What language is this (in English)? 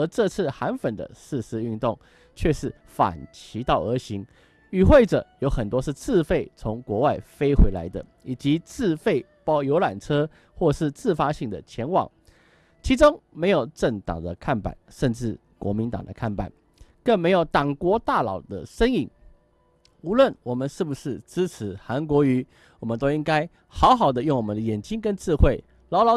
Chinese